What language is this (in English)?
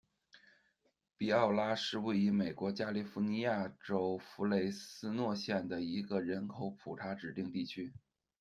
Chinese